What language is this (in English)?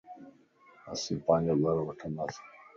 Lasi